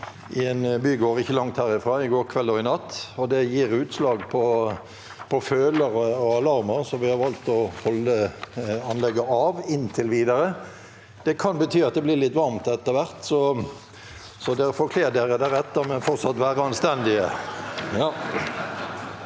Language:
Norwegian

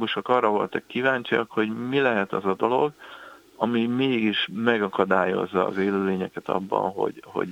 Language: Hungarian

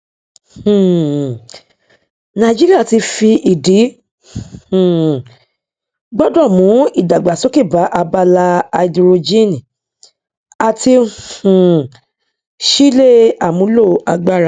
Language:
Yoruba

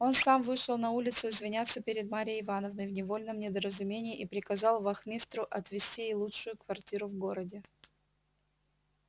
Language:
Russian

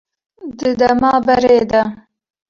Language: Kurdish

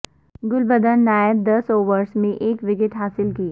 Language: Urdu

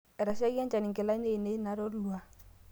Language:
Masai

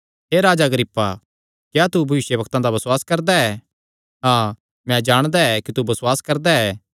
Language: Kangri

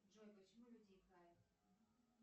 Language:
Russian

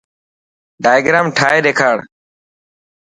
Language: Dhatki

